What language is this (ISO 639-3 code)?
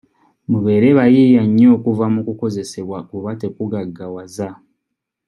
lug